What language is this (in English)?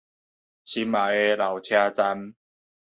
Min Nan Chinese